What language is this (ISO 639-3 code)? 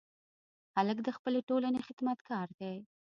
pus